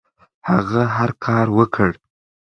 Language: Pashto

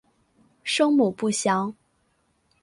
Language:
Chinese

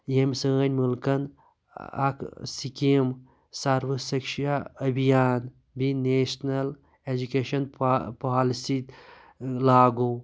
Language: Kashmiri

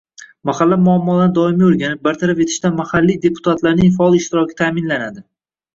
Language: Uzbek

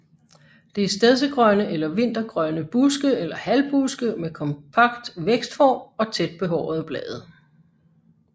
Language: Danish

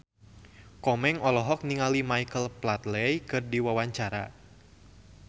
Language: Sundanese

